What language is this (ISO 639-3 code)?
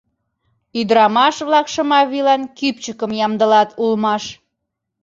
chm